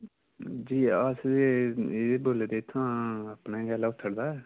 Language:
Dogri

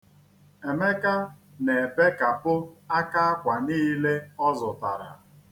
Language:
Igbo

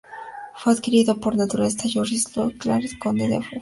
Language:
Spanish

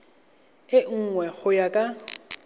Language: Tswana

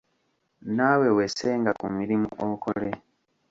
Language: Ganda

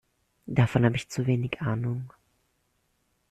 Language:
German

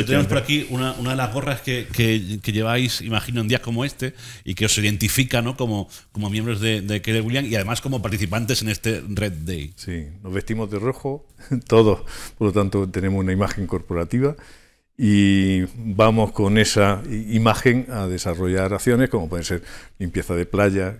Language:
Spanish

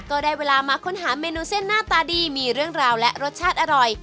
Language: Thai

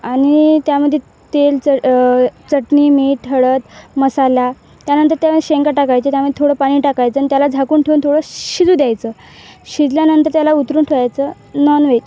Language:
Marathi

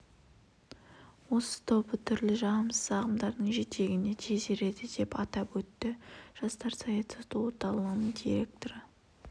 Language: Kazakh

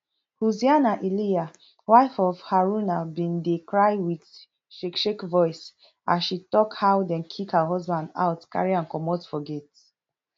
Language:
Nigerian Pidgin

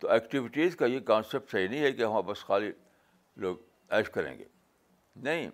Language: Urdu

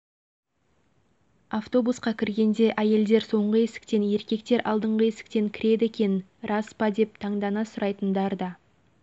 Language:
Kazakh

